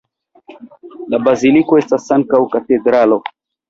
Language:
Esperanto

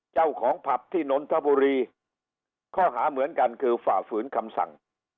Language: Thai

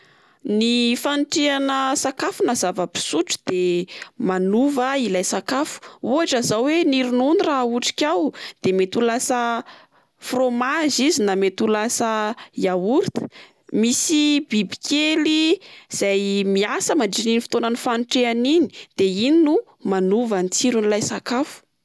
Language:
Malagasy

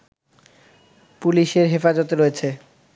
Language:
Bangla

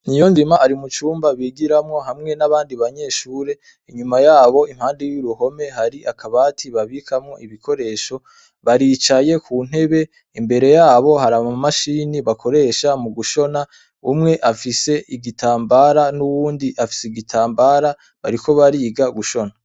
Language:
Rundi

